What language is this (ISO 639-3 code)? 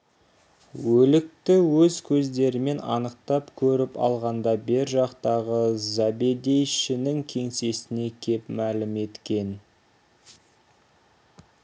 kaz